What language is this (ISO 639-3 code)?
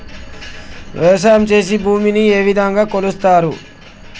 tel